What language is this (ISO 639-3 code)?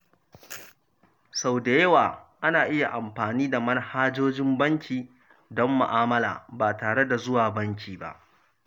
hau